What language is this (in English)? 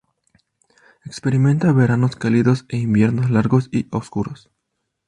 Spanish